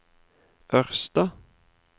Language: Norwegian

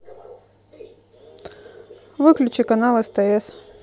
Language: Russian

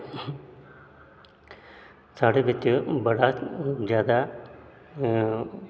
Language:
Dogri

